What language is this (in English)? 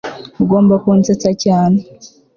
Kinyarwanda